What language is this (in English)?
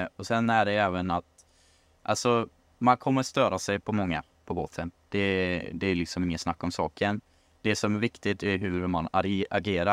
Swedish